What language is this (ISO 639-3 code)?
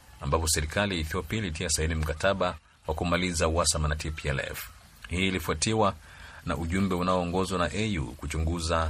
swa